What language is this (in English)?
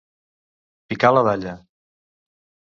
Catalan